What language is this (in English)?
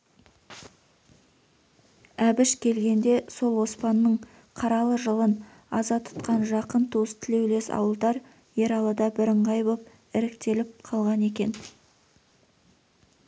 Kazakh